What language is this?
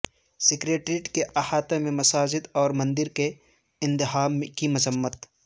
Urdu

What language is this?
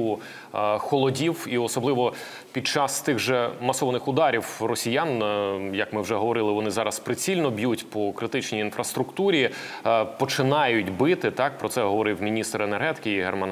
Ukrainian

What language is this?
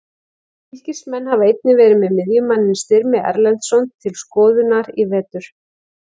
Icelandic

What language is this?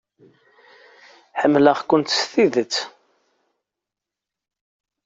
Kabyle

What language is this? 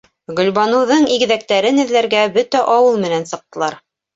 Bashkir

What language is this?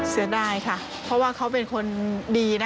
Thai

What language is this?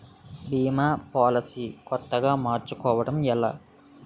Telugu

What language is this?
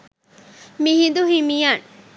Sinhala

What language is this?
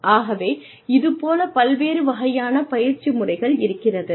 Tamil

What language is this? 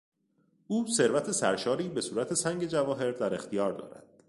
Persian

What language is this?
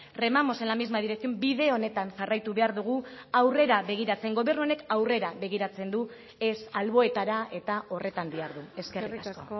Basque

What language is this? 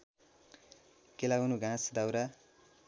Nepali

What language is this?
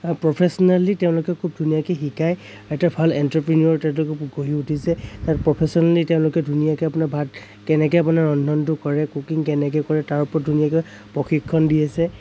Assamese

